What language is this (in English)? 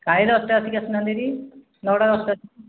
Odia